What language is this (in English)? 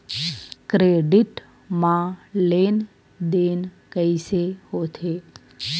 Chhattisgarhi